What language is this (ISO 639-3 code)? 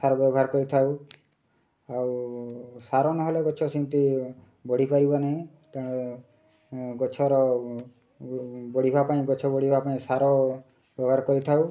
ori